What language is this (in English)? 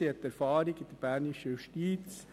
Swiss German